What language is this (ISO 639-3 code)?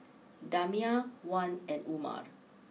eng